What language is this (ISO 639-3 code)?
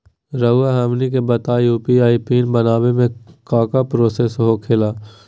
mag